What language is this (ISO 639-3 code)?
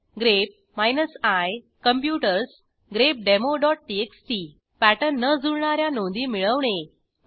mar